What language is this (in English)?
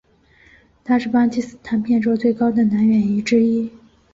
Chinese